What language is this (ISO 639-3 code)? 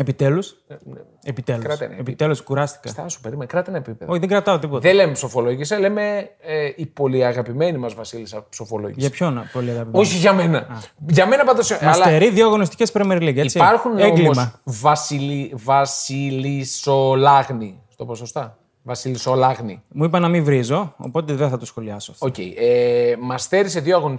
ell